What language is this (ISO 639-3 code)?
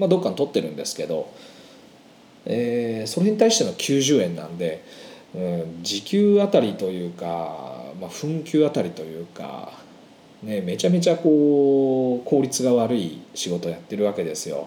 jpn